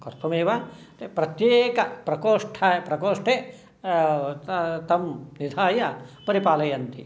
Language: Sanskrit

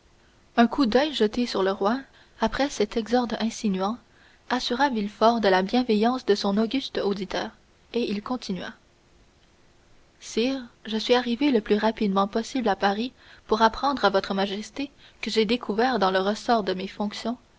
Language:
French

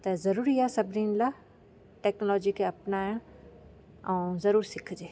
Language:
Sindhi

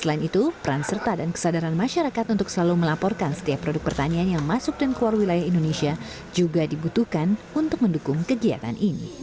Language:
Indonesian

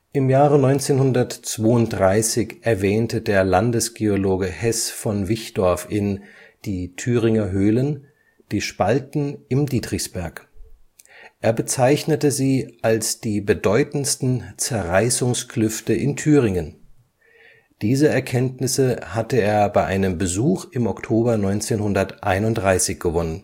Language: German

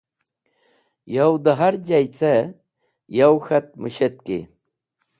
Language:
Wakhi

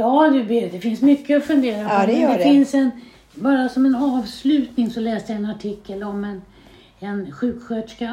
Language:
Swedish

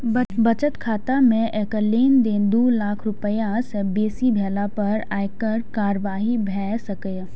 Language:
Maithili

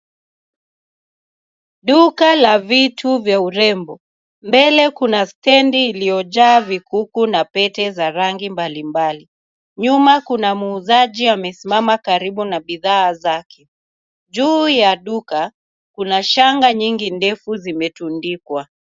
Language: Swahili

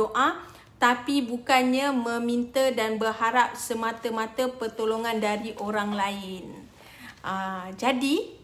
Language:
Malay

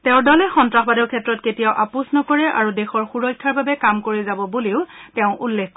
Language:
Assamese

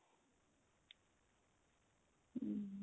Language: Punjabi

